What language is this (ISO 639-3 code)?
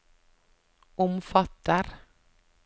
nor